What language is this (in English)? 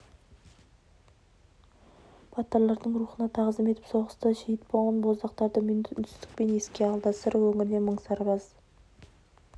Kazakh